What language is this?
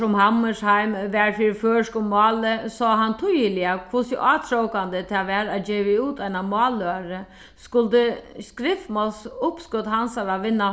Faroese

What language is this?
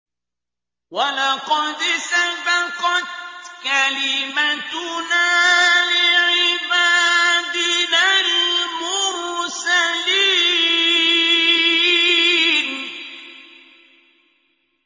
Arabic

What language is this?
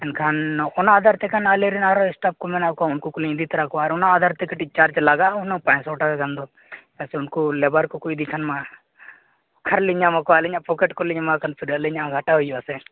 Santali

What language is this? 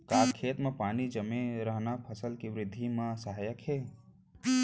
Chhattisgarhi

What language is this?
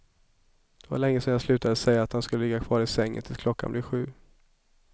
Swedish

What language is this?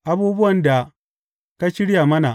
Hausa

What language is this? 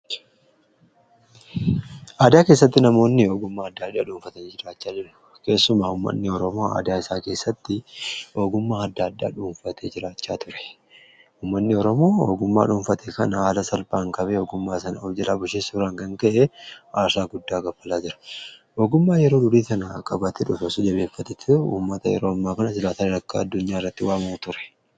Oromo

